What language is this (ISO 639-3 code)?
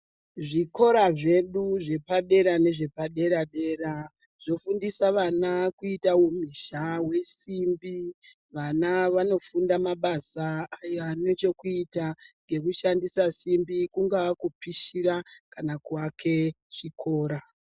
ndc